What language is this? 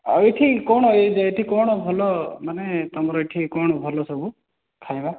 Odia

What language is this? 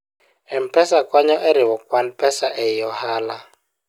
Luo (Kenya and Tanzania)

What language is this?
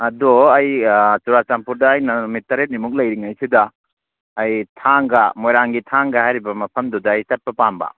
Manipuri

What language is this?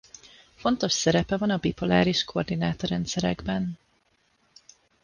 Hungarian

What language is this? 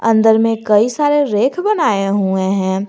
Hindi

